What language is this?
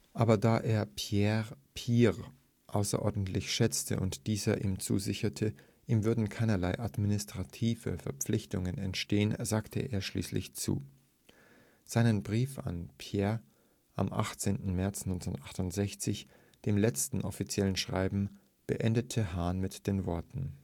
German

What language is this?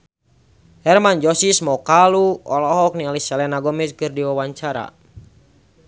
Sundanese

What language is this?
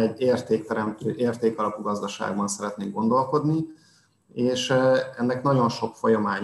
Hungarian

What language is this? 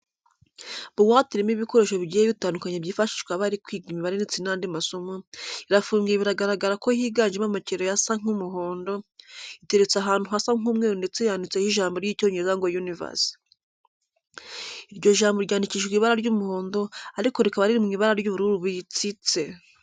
Kinyarwanda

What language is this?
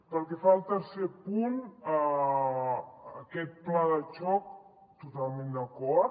Catalan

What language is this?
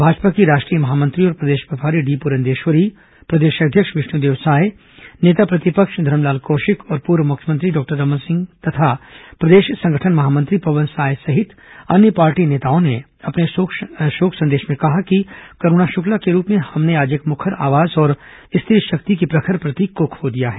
Hindi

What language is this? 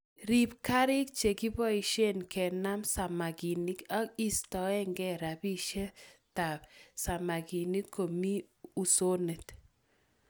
Kalenjin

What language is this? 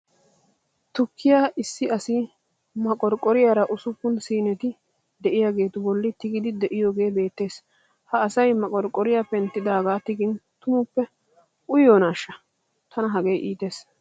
Wolaytta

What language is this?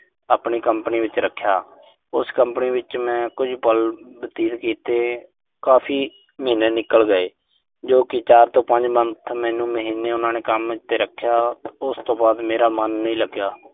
Punjabi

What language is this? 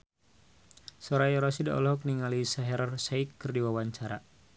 Sundanese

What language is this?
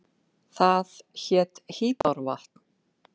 Icelandic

